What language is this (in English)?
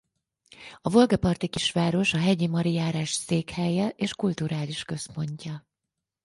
Hungarian